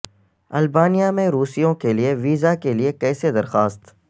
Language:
Urdu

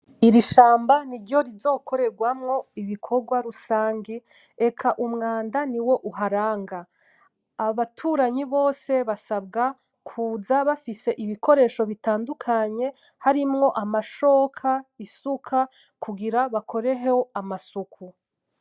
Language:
Rundi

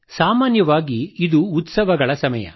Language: Kannada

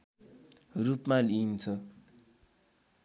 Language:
Nepali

